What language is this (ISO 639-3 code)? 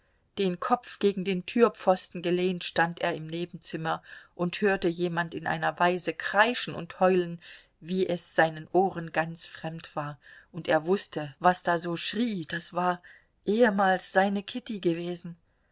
deu